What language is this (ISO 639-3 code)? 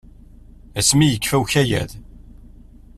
kab